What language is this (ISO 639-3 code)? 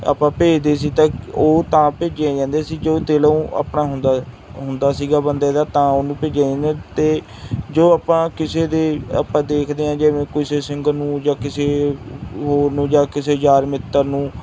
pan